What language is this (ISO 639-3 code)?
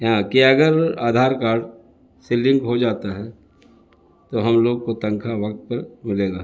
urd